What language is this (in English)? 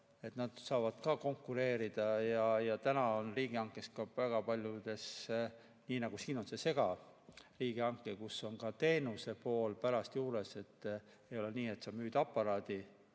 Estonian